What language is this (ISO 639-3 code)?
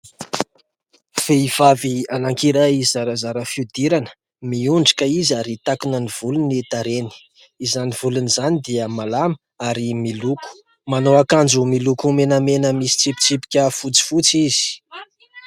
mlg